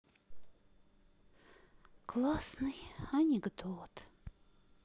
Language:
Russian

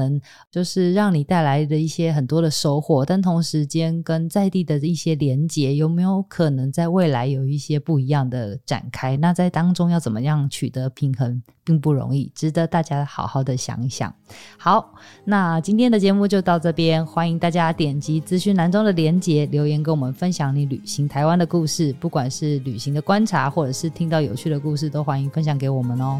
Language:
Chinese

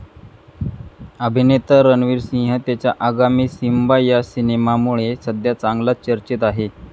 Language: Marathi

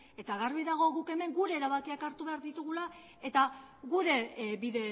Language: Basque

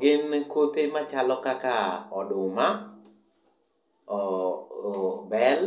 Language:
Luo (Kenya and Tanzania)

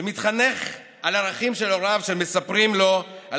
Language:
Hebrew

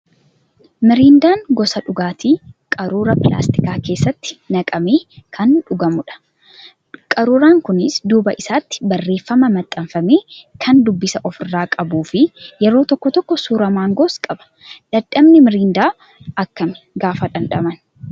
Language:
Oromo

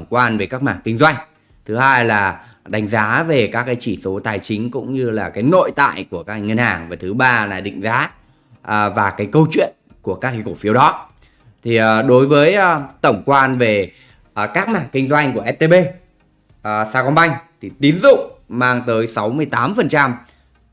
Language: Vietnamese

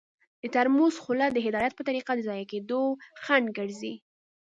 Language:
Pashto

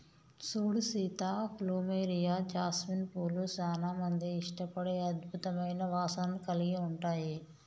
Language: Telugu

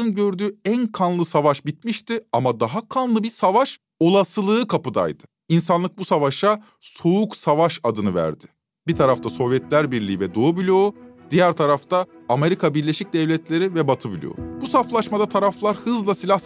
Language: Turkish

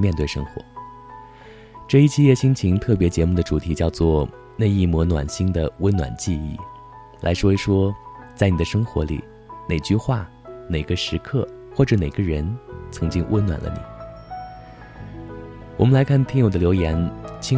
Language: Chinese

